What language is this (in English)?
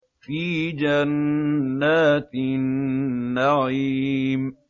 Arabic